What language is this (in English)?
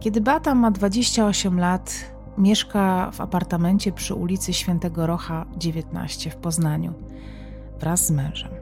Polish